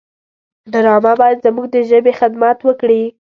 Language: Pashto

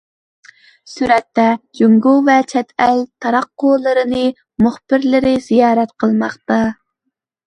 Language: Uyghur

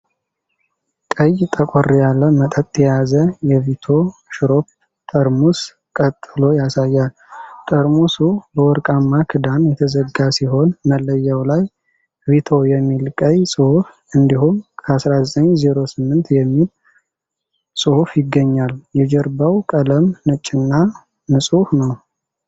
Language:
Amharic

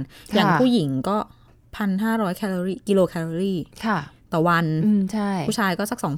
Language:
Thai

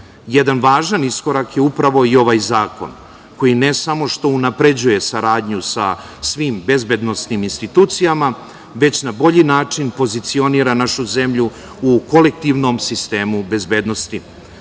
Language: Serbian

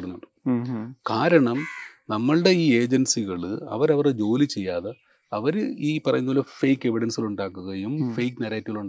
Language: Malayalam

